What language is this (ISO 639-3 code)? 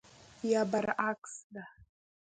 pus